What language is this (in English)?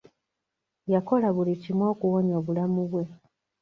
Ganda